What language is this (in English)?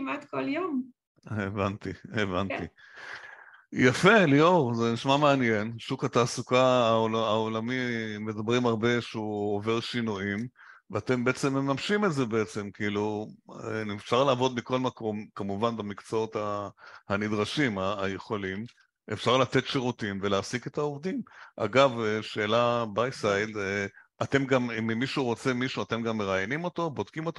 Hebrew